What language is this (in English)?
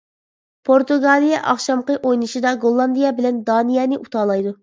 Uyghur